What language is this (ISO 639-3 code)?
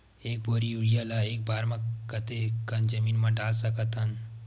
hne